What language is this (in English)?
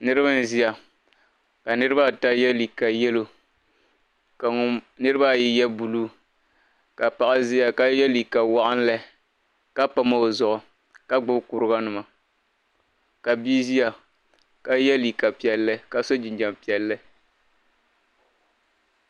Dagbani